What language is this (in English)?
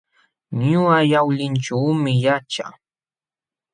Jauja Wanca Quechua